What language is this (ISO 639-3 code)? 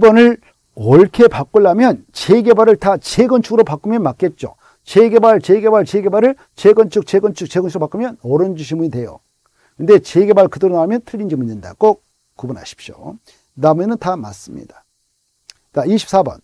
kor